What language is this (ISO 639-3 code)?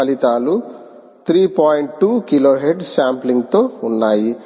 tel